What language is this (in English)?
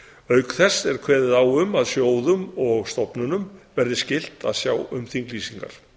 Icelandic